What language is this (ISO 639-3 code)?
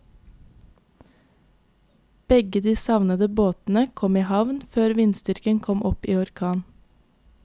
nor